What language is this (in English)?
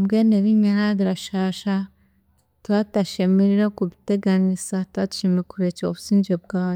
Chiga